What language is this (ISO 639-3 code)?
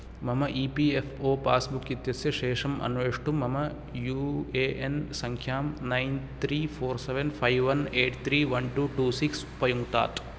san